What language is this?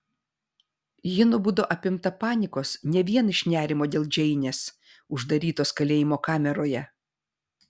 Lithuanian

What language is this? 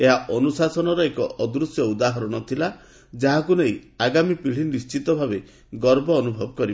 Odia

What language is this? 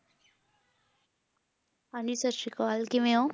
Punjabi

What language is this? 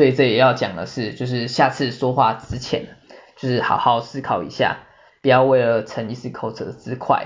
Chinese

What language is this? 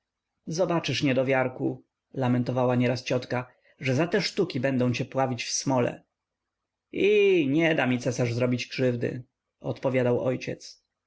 Polish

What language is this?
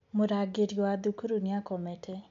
Kikuyu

